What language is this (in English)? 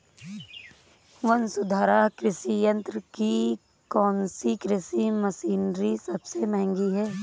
Hindi